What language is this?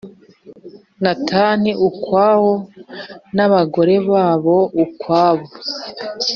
Kinyarwanda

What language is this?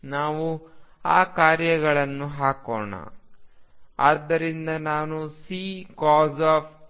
Kannada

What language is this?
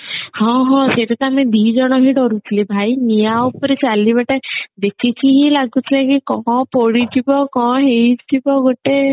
Odia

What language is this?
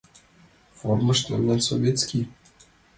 Mari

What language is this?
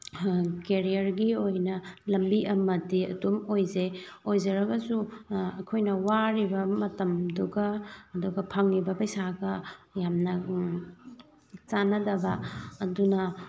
Manipuri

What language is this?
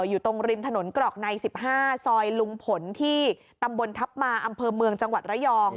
Thai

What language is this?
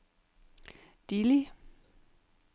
Danish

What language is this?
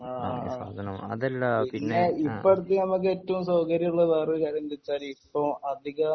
Malayalam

